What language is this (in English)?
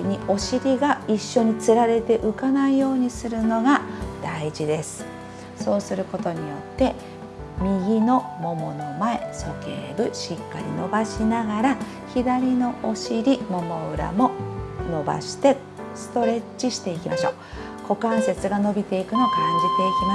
Japanese